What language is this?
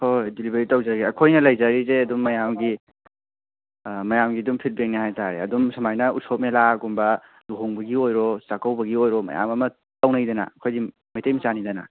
Manipuri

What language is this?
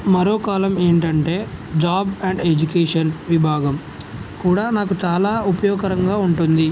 Telugu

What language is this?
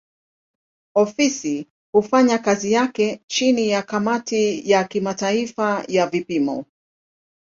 Swahili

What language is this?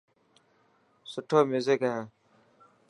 Dhatki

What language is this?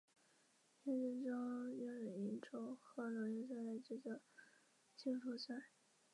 Chinese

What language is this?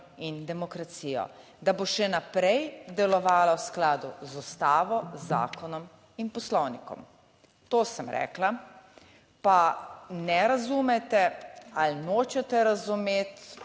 Slovenian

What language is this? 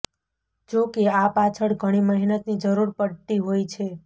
Gujarati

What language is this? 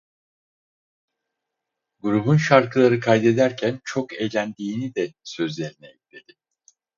Turkish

